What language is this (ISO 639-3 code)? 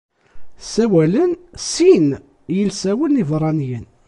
kab